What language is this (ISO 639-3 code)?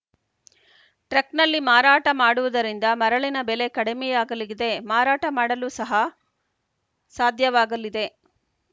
kan